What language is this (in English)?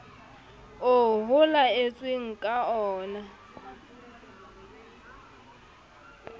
Southern Sotho